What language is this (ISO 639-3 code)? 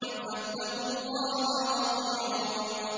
ara